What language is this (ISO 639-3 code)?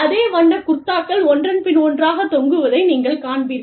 tam